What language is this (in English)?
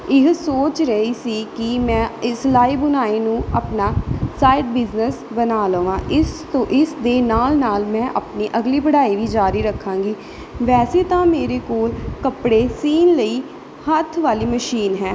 Punjabi